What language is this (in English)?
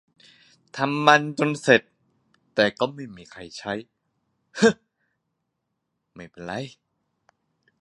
Thai